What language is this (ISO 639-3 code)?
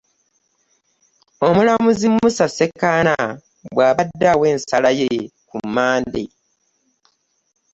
lug